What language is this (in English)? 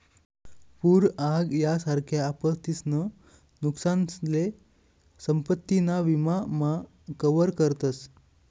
Marathi